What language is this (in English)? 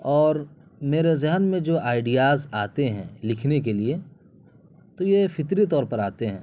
Urdu